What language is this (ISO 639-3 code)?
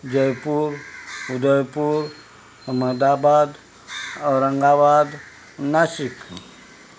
kok